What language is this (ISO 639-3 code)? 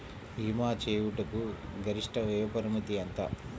tel